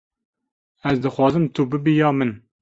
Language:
Kurdish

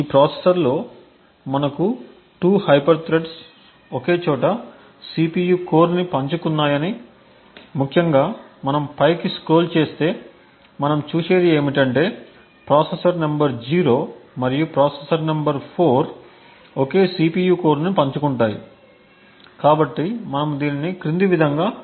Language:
Telugu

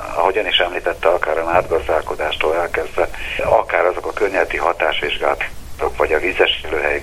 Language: Hungarian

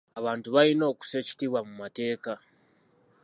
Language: Ganda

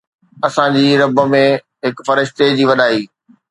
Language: Sindhi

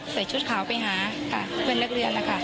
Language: Thai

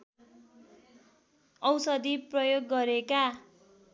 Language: Nepali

